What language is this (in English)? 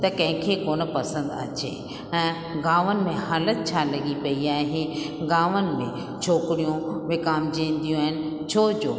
Sindhi